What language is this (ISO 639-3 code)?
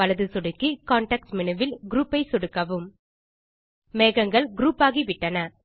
tam